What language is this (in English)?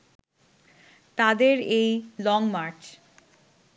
Bangla